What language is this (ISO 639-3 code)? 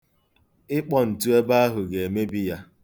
ibo